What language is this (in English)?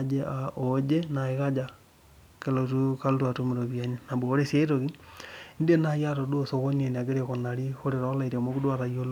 Masai